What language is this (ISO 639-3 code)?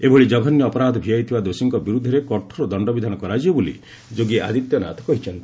ori